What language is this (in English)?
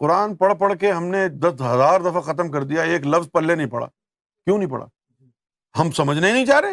Urdu